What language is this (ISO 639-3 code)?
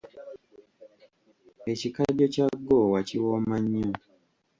lug